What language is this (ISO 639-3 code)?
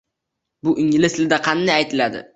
uzb